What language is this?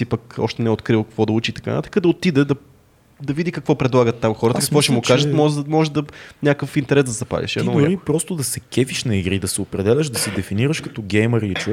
Bulgarian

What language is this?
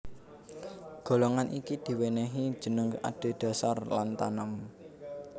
Javanese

